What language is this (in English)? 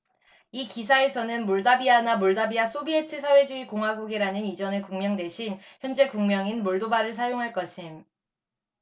Korean